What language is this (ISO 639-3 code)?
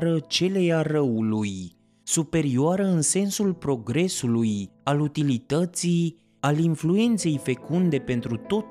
ron